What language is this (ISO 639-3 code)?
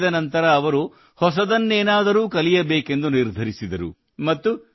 kan